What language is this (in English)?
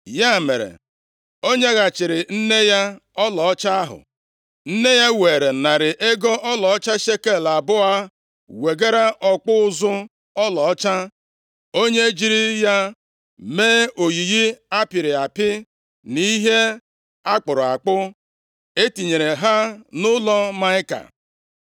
Igbo